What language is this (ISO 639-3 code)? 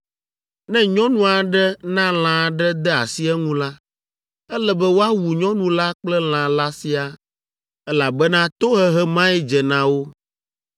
ewe